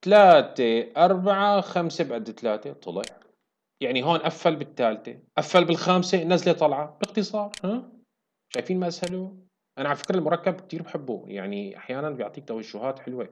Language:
Arabic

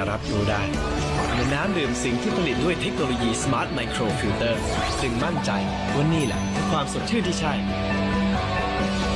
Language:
Thai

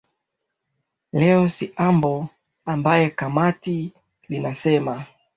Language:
Swahili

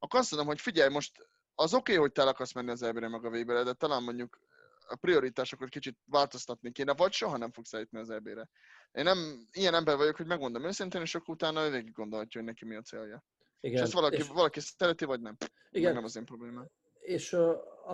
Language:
Hungarian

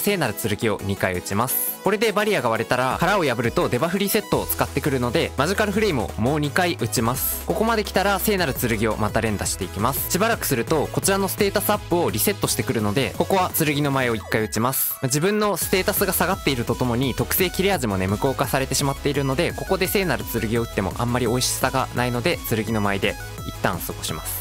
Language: Japanese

